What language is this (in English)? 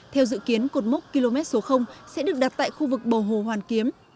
Vietnamese